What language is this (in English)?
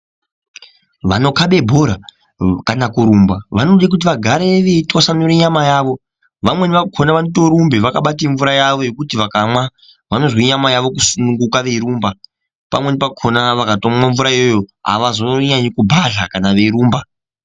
Ndau